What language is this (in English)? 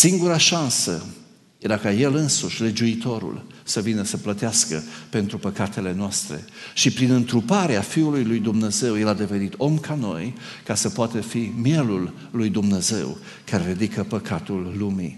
Romanian